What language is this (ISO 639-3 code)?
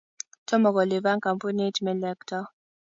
kln